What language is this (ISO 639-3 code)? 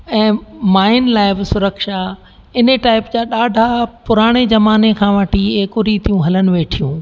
snd